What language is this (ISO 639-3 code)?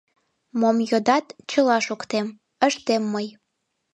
chm